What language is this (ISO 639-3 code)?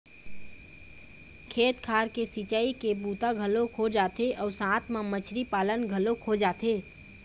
hne